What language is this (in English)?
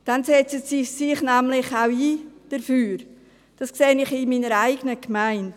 Swiss German